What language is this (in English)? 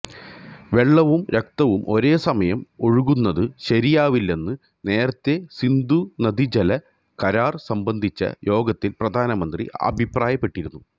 Malayalam